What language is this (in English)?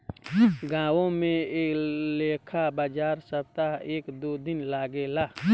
Bhojpuri